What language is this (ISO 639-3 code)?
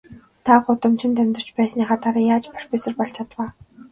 mon